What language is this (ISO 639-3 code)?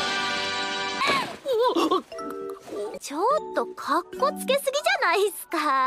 jpn